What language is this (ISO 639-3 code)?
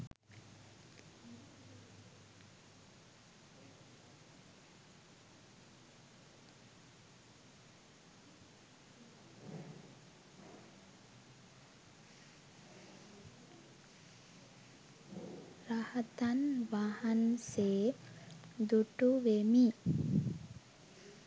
sin